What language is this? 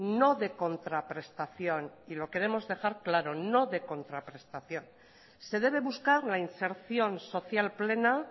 Spanish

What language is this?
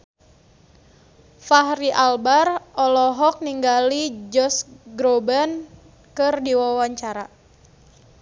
Sundanese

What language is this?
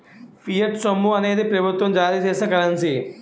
Telugu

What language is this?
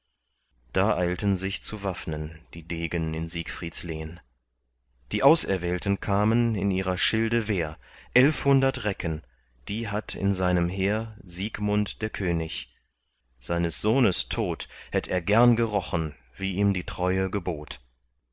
German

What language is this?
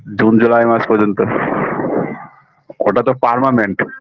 Bangla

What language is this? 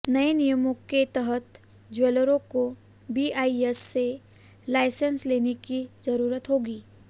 Hindi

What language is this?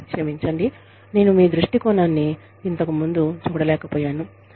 Telugu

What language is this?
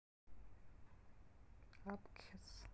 Russian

